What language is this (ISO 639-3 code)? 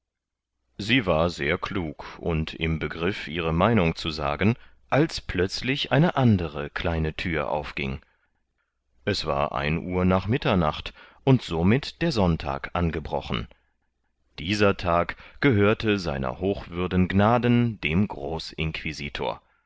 deu